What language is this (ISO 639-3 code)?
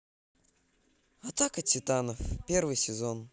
rus